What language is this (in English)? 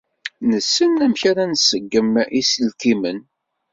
Kabyle